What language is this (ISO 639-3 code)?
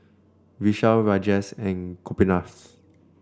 eng